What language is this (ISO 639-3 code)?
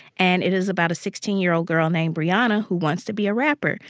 eng